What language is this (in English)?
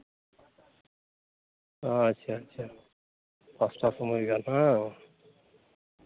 Santali